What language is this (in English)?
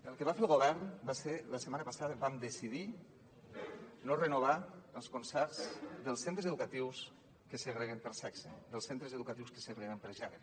Catalan